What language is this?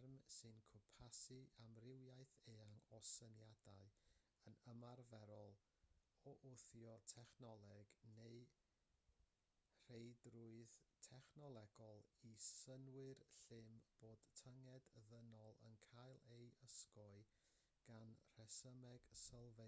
Welsh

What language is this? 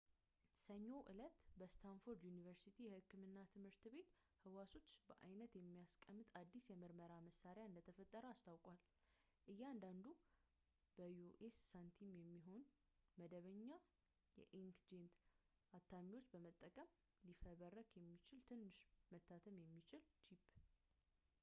Amharic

